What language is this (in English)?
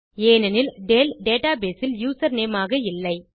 Tamil